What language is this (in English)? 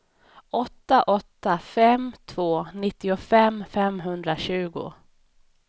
Swedish